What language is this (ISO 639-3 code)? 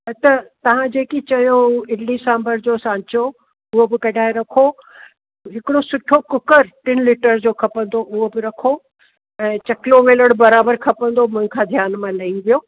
snd